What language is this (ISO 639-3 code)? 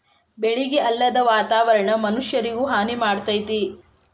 kan